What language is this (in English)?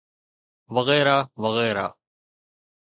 Sindhi